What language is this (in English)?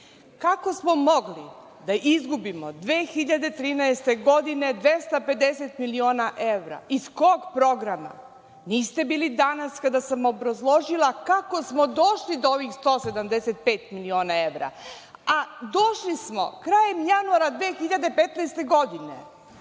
Serbian